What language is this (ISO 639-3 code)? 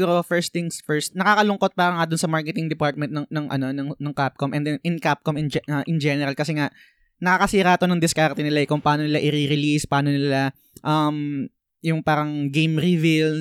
fil